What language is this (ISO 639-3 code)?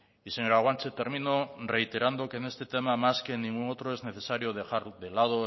spa